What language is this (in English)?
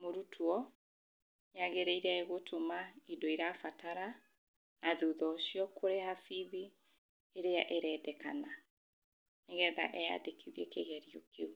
Kikuyu